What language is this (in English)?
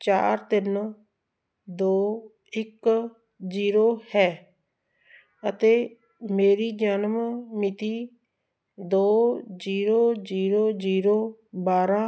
Punjabi